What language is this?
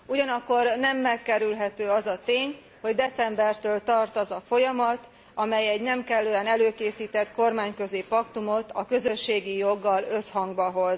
Hungarian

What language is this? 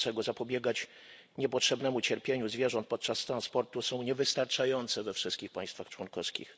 Polish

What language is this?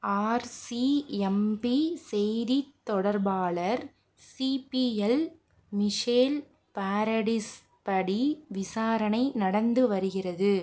Tamil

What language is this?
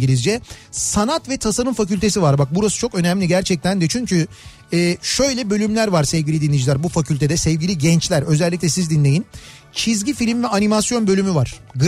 Turkish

